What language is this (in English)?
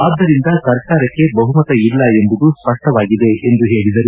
Kannada